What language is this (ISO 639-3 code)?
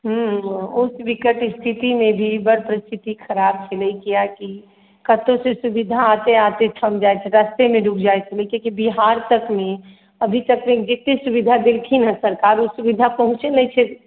mai